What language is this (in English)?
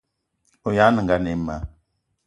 Eton (Cameroon)